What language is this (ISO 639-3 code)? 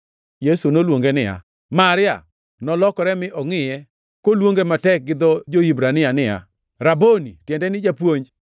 luo